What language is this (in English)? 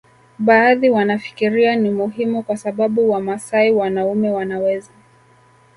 Swahili